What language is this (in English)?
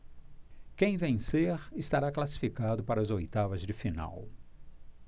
Portuguese